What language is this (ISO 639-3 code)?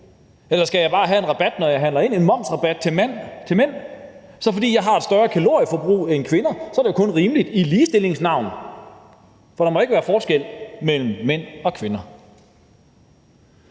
dan